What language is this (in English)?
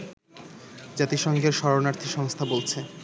Bangla